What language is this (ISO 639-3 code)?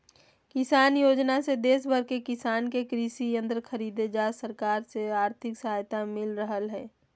mag